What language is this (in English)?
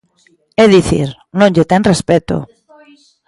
Galician